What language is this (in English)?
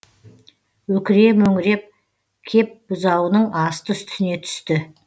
Kazakh